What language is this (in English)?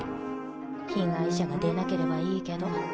Japanese